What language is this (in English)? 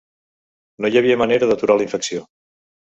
Catalan